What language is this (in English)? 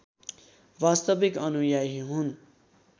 Nepali